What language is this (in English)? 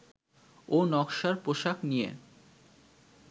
Bangla